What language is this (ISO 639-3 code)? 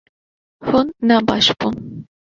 kur